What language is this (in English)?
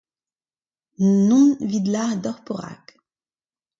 Breton